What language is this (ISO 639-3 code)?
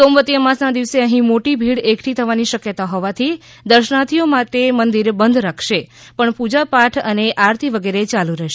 guj